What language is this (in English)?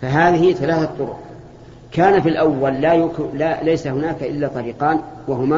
Arabic